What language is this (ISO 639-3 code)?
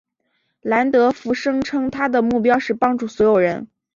zho